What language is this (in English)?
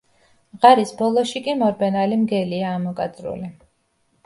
Georgian